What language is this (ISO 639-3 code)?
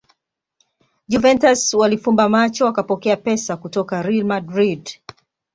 swa